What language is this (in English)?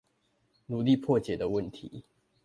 Chinese